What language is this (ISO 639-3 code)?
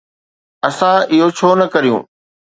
snd